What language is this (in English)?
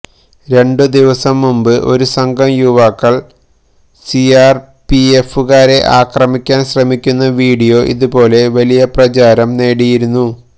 Malayalam